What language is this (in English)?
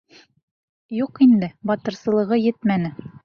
Bashkir